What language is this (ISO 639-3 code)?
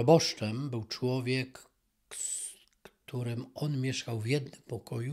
pol